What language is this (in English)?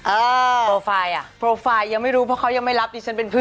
Thai